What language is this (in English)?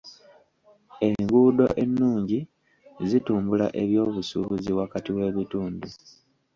Ganda